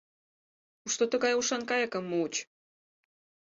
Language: Mari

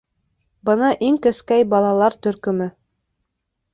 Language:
Bashkir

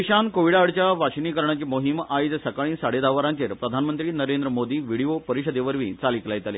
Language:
Konkani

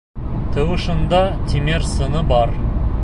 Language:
Bashkir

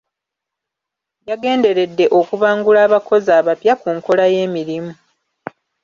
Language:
Ganda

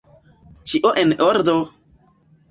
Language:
Esperanto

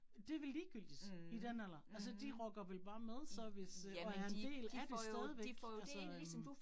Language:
Danish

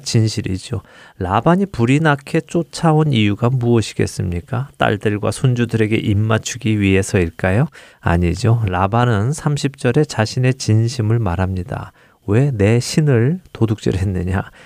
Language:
Korean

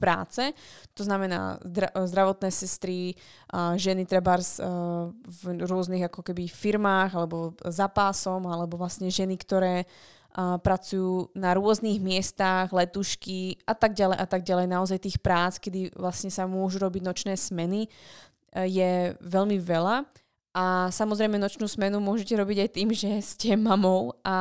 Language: Slovak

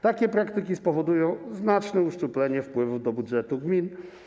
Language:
Polish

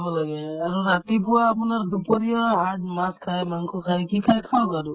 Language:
Assamese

